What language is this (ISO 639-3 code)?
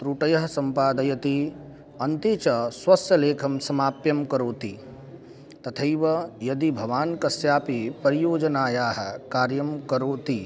san